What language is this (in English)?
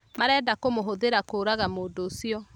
Kikuyu